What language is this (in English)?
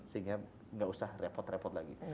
Indonesian